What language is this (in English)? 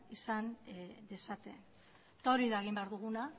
Basque